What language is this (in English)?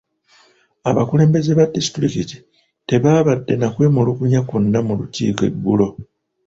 Ganda